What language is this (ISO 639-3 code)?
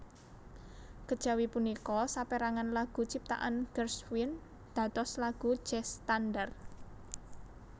jav